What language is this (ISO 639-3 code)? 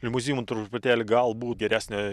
lit